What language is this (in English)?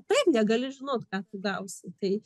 Lithuanian